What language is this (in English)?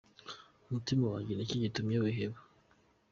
Kinyarwanda